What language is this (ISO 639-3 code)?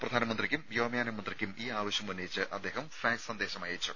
mal